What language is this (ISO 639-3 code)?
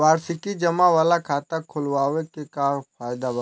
bho